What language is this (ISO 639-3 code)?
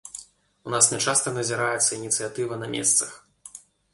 bel